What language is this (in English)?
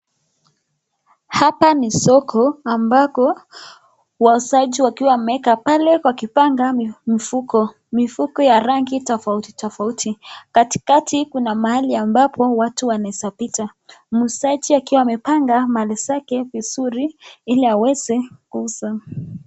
Swahili